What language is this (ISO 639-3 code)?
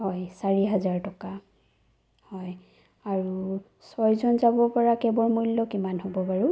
asm